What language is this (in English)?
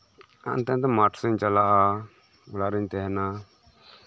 Santali